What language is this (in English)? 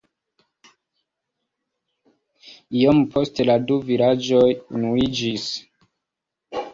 Esperanto